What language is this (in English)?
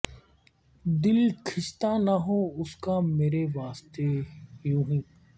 Urdu